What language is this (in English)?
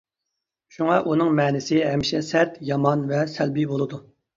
Uyghur